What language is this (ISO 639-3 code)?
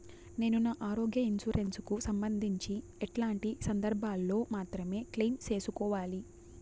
tel